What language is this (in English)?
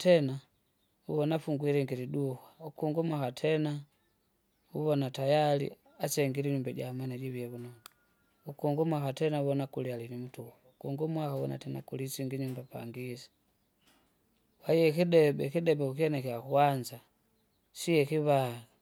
Kinga